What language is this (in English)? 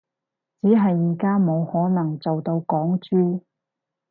Cantonese